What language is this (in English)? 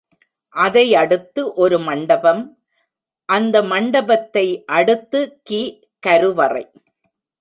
Tamil